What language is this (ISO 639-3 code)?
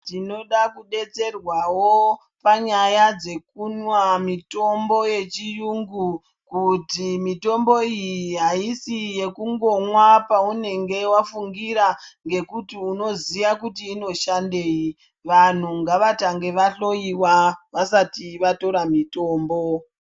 ndc